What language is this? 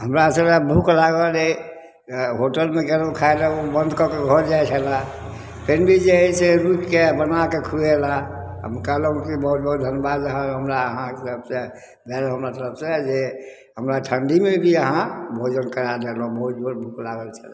Maithili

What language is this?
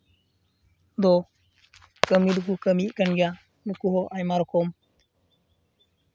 Santali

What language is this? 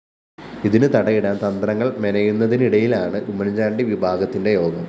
Malayalam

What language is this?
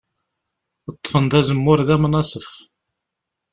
Kabyle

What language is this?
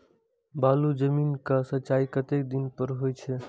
Maithili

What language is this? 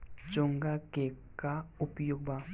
Bhojpuri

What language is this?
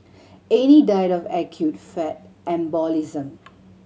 English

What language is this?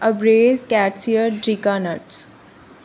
Punjabi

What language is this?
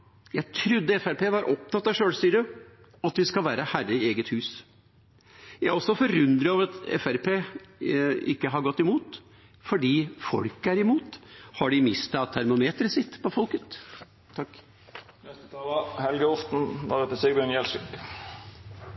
Norwegian Bokmål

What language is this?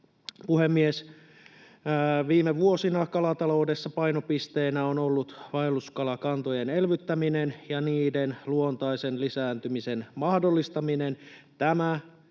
Finnish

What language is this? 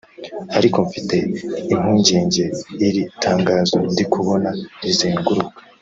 Kinyarwanda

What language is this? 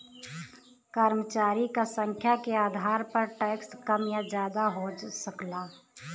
Bhojpuri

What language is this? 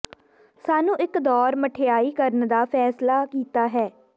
Punjabi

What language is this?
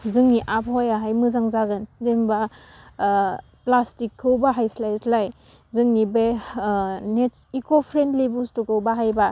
Bodo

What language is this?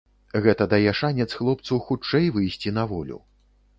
Belarusian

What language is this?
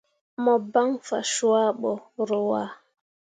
Mundang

